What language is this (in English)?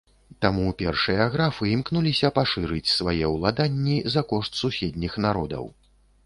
Belarusian